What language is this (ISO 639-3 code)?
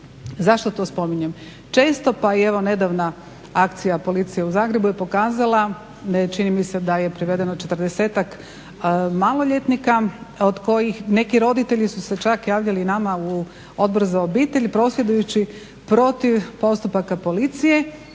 hrv